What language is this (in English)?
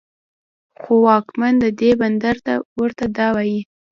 Pashto